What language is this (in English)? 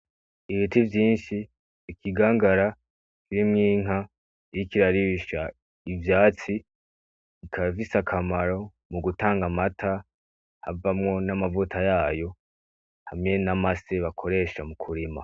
Rundi